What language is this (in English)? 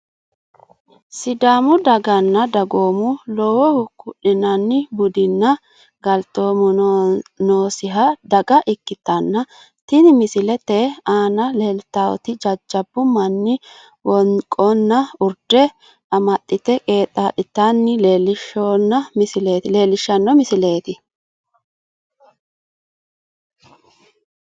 Sidamo